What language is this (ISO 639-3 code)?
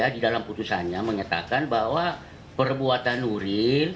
ind